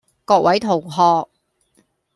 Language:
Cantonese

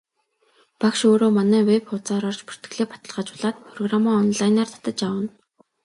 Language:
Mongolian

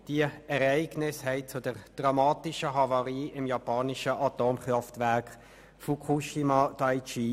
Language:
Swiss German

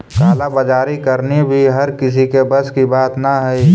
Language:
Magahi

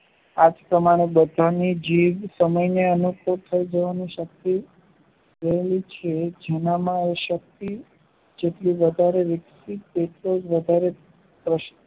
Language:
Gujarati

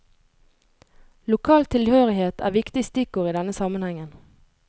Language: Norwegian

